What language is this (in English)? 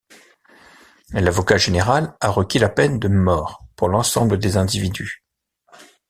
French